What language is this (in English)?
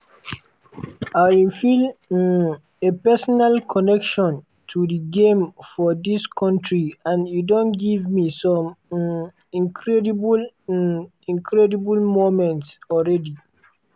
Nigerian Pidgin